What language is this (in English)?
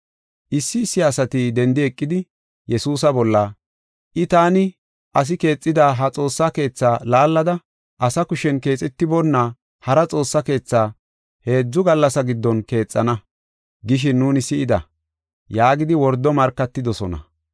Gofa